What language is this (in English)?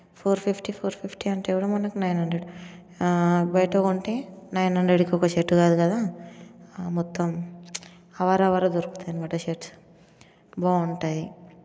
Telugu